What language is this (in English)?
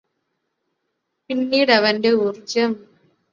Malayalam